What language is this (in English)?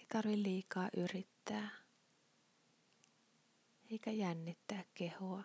Finnish